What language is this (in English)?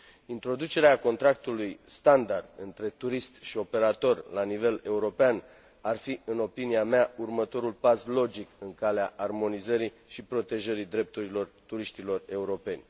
Romanian